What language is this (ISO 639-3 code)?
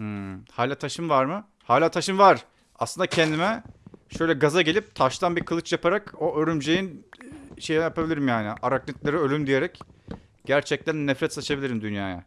tur